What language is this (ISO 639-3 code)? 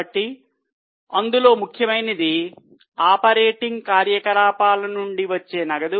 tel